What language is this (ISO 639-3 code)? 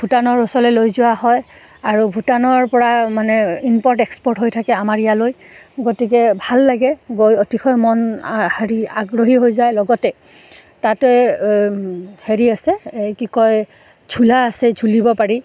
asm